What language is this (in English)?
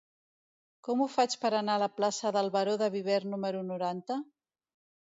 Catalan